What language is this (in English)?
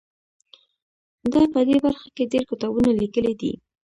Pashto